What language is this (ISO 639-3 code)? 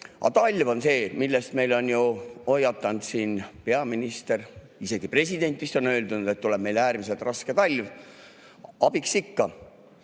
est